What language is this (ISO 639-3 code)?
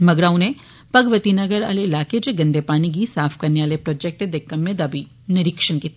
doi